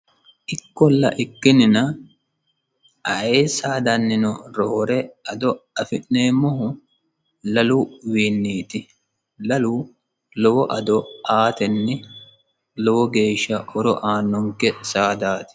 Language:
Sidamo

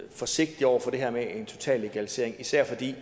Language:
Danish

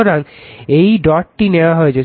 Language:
Bangla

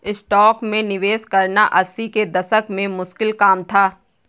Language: Hindi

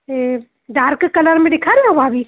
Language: Sindhi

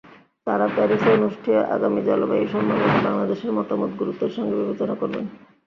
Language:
Bangla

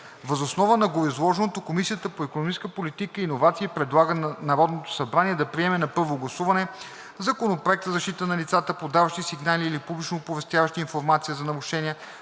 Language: Bulgarian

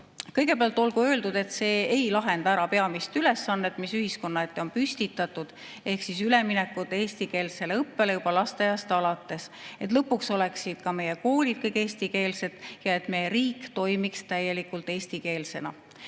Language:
Estonian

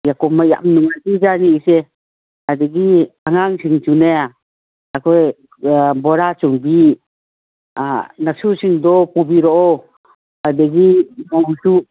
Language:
Manipuri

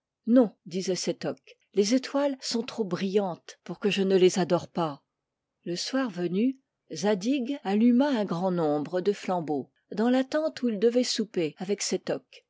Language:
French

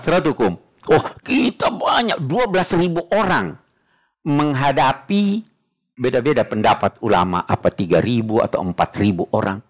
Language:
Indonesian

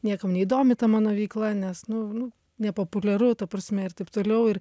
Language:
Lithuanian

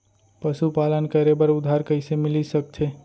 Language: Chhattisgarhi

